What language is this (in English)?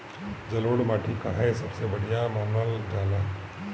Bhojpuri